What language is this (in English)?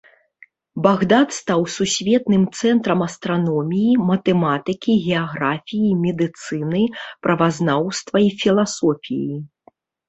Belarusian